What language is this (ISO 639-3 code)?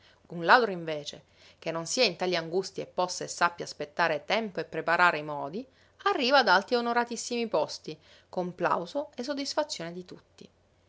ita